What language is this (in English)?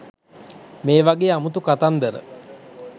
Sinhala